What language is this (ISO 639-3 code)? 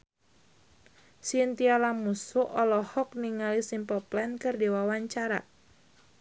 sun